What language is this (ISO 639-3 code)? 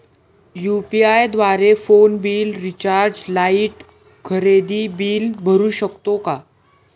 mar